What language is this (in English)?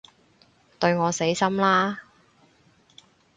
Cantonese